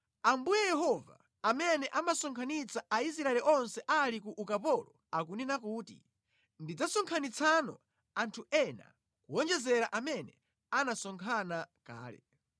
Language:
Nyanja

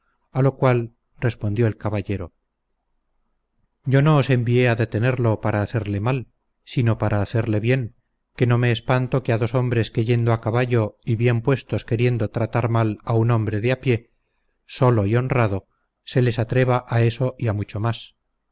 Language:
Spanish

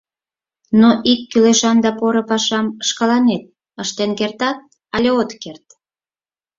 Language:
Mari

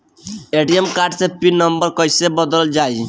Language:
Bhojpuri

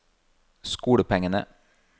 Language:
Norwegian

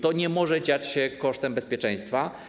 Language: Polish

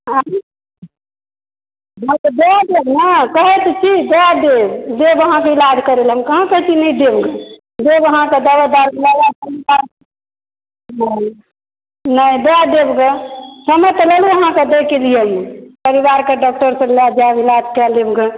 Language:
Maithili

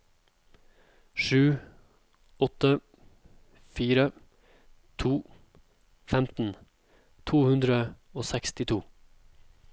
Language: Norwegian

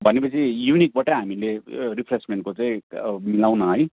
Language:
Nepali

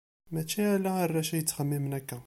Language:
Kabyle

